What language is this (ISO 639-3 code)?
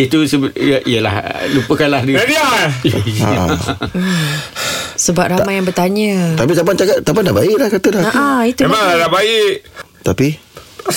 msa